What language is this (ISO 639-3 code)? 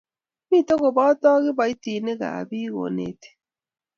kln